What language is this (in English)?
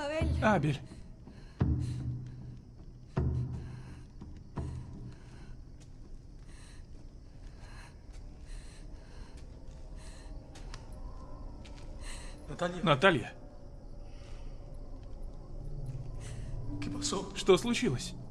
Russian